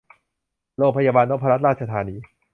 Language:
Thai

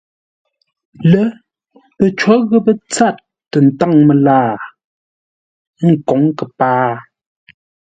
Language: Ngombale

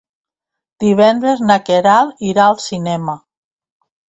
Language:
Catalan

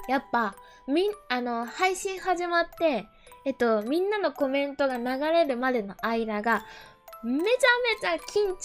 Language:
Japanese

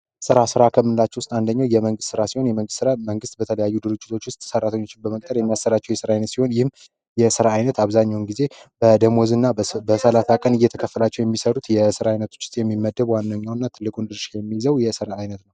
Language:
Amharic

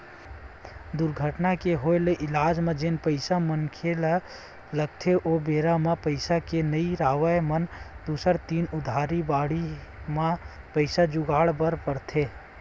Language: Chhattisgarhi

